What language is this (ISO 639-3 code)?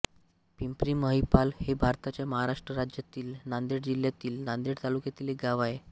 mar